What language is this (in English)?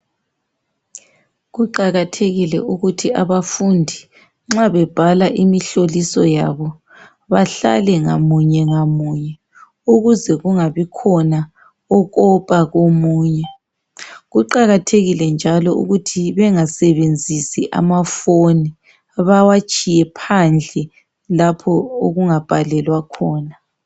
North Ndebele